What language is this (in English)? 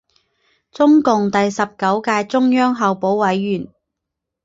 Chinese